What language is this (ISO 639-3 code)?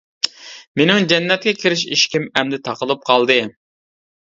uig